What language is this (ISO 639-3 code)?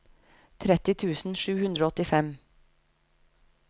nor